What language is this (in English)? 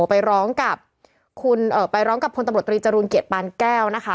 Thai